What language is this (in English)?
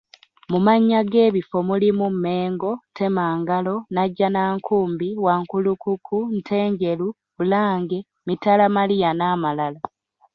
Ganda